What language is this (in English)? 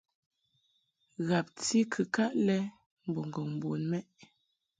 Mungaka